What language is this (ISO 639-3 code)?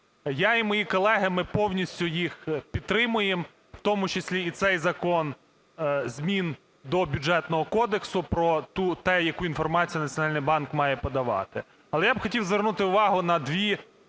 ukr